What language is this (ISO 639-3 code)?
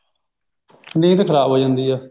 pan